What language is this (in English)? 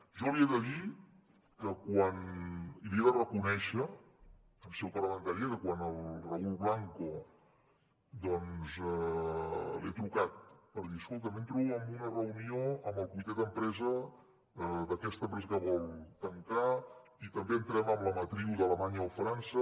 Catalan